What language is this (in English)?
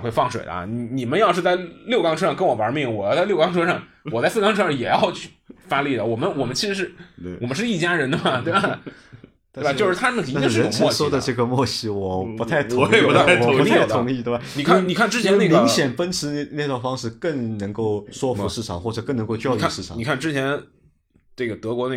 Chinese